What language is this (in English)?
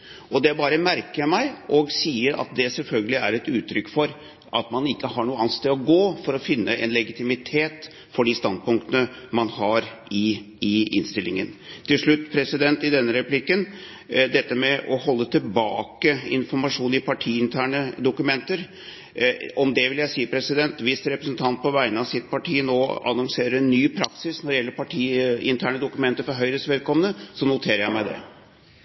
Norwegian Bokmål